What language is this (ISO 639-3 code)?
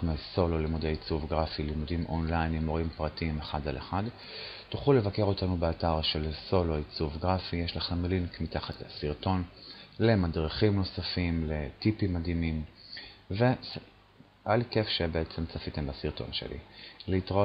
heb